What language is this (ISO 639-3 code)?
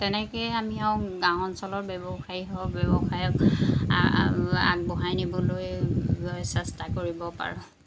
asm